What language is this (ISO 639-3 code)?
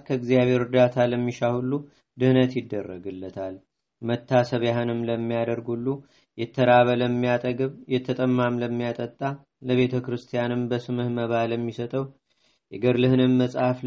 amh